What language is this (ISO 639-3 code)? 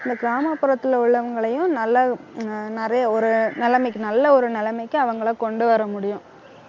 tam